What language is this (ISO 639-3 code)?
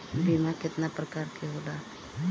bho